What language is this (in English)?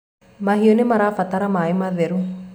Kikuyu